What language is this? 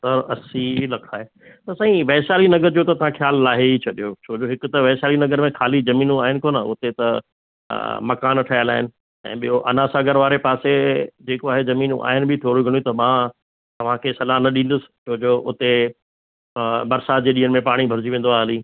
Sindhi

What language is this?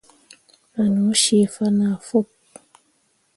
Mundang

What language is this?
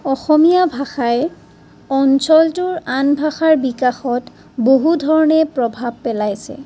Assamese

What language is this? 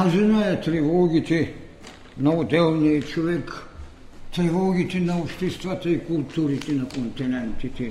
Bulgarian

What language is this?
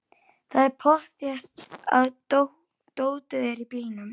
Icelandic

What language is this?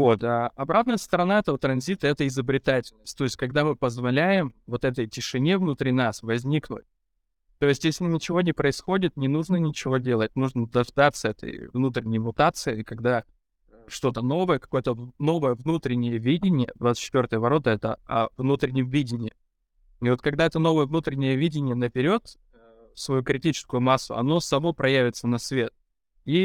Russian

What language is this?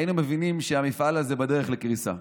Hebrew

